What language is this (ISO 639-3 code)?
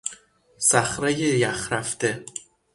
fas